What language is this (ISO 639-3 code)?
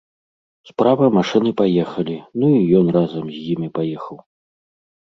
bel